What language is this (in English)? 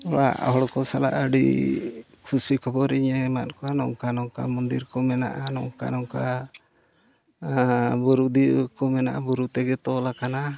Santali